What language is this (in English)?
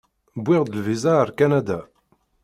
Kabyle